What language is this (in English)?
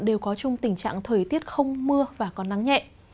Vietnamese